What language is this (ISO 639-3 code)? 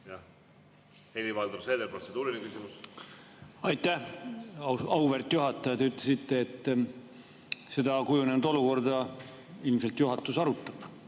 est